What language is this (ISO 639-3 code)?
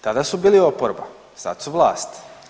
hrv